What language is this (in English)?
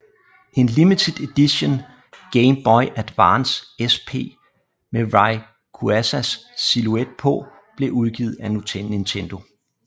Danish